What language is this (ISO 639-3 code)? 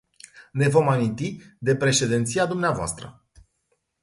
ron